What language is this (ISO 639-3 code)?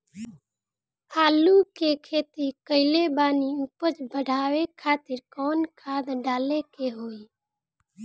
bho